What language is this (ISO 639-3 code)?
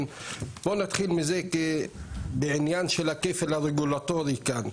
heb